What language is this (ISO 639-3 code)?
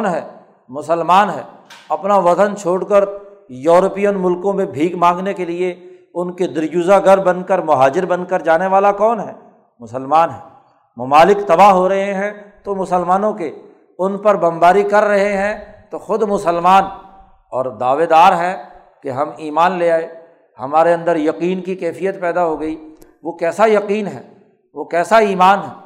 urd